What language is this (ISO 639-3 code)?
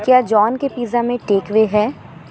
urd